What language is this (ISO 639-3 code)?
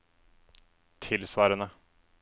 nor